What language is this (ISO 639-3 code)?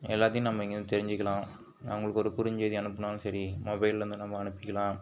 tam